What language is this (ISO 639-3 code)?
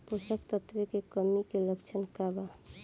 bho